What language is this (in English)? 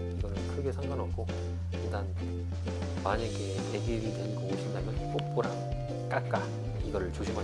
Korean